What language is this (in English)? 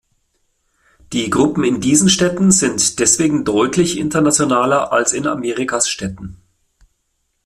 German